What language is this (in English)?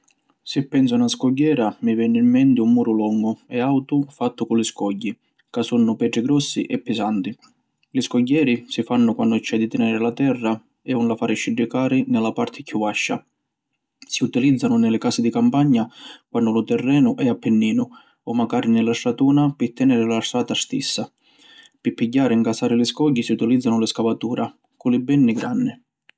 Sicilian